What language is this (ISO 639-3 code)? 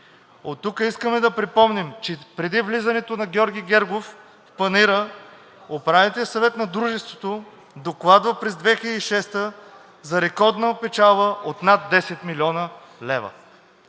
bul